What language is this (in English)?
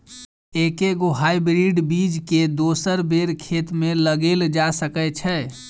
Maithili